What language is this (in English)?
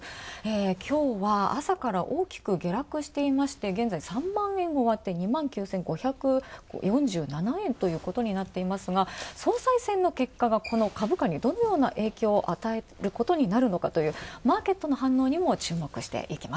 Japanese